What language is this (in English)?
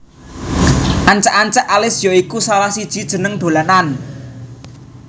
Javanese